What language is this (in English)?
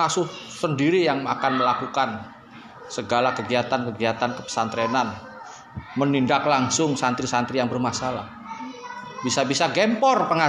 Indonesian